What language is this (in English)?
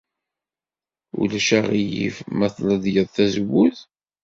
Kabyle